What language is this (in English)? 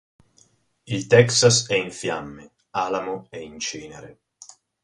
Italian